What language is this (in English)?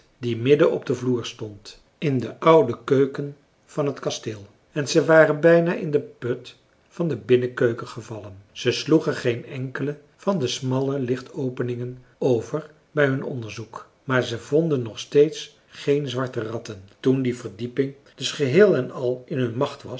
Dutch